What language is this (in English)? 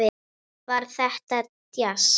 Icelandic